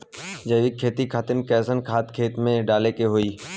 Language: Bhojpuri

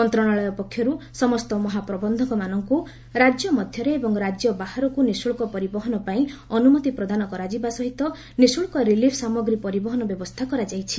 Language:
Odia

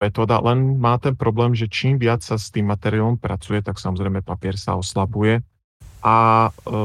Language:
Slovak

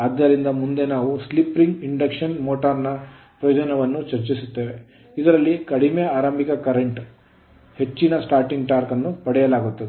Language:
Kannada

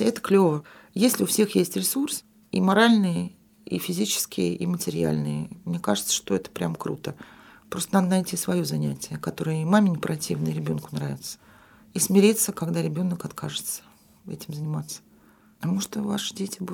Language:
Russian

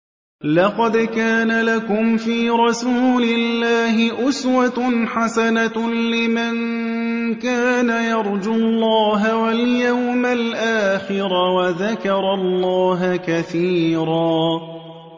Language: Arabic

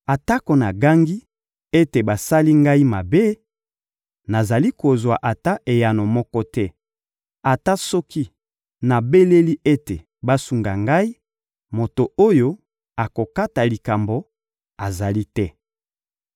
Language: Lingala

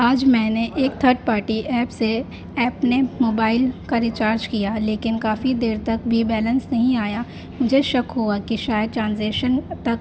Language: Urdu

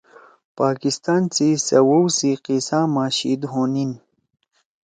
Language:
Torwali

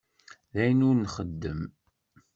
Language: Kabyle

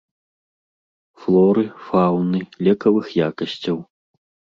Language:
Belarusian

